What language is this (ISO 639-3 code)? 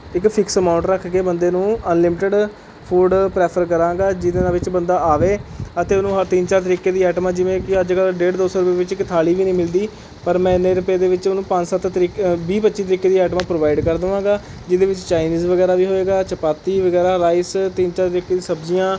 pan